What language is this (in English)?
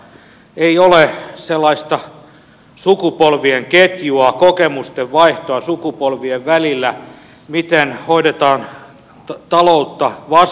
Finnish